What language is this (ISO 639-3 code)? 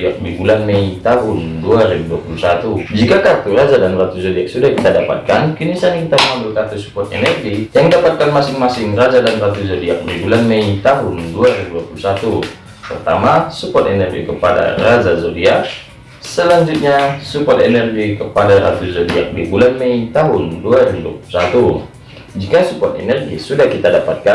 ind